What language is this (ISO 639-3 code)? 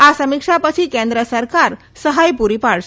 guj